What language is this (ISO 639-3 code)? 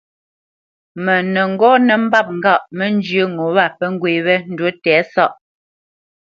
bce